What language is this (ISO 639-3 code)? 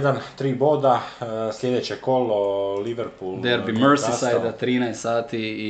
hrv